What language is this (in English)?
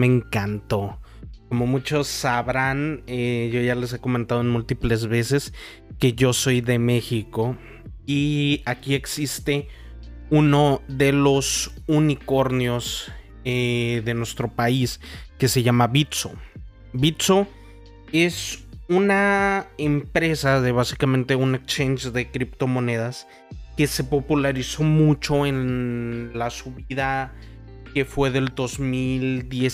Spanish